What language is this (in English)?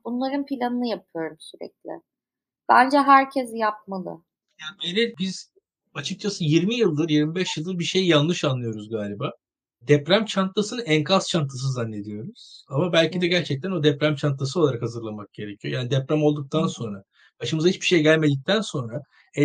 Turkish